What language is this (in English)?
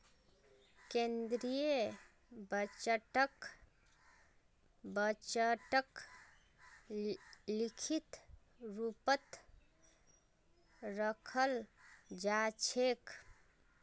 Magahi